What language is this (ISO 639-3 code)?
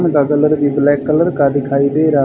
hin